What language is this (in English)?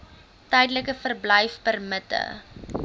Afrikaans